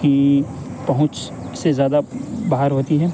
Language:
Urdu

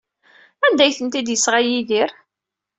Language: Kabyle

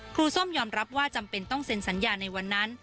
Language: Thai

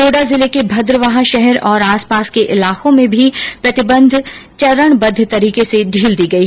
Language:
Hindi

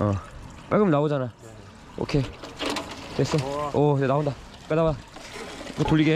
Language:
Korean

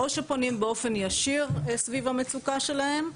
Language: Hebrew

